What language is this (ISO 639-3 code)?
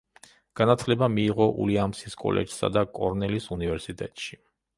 kat